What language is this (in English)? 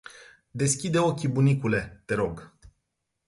Romanian